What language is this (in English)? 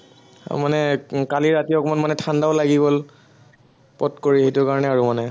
Assamese